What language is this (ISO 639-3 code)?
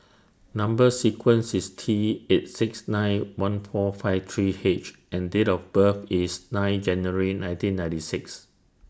eng